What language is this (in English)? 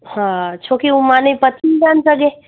Sindhi